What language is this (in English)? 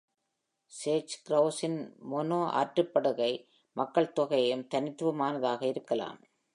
Tamil